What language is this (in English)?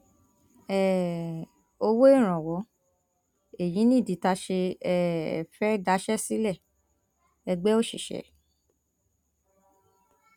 Yoruba